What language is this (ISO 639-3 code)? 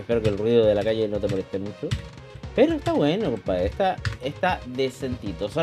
spa